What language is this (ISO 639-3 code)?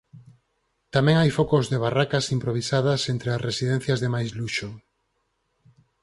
glg